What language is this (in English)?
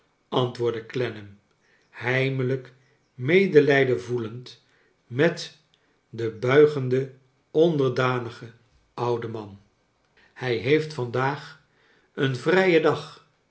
Dutch